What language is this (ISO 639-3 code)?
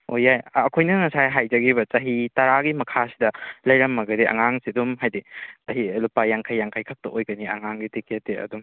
mni